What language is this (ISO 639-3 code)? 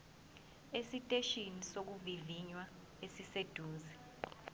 zul